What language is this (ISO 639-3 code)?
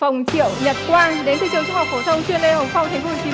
vie